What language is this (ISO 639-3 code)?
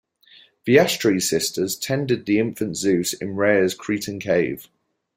eng